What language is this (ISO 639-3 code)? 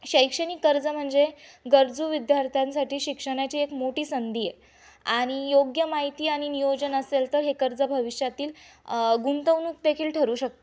mar